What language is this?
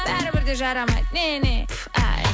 Kazakh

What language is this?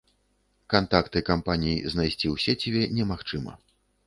Belarusian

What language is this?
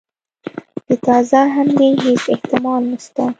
Pashto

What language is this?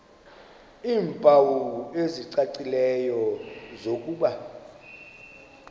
Xhosa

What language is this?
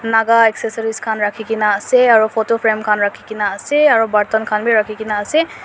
Naga Pidgin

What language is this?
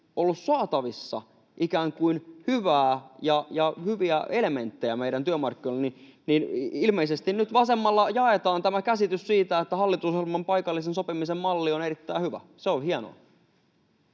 Finnish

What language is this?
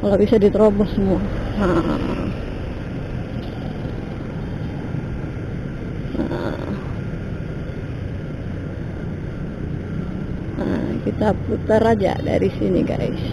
Indonesian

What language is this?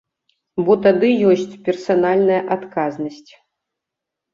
Belarusian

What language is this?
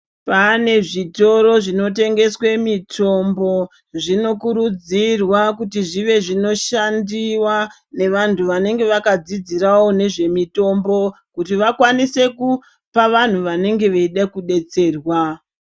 Ndau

